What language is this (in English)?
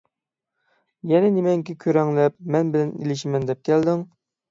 Uyghur